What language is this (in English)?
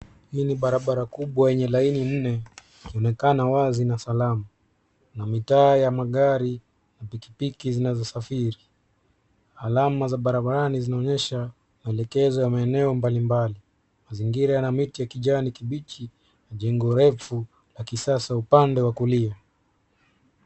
Swahili